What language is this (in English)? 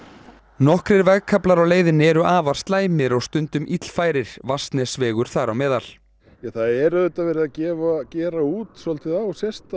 Icelandic